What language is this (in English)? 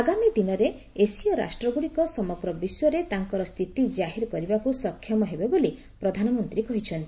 Odia